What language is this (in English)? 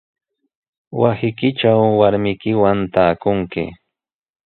Sihuas Ancash Quechua